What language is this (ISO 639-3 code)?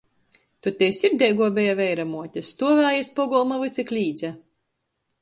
ltg